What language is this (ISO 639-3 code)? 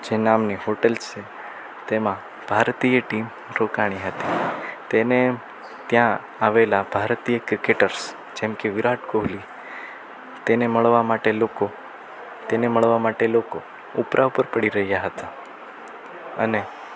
guj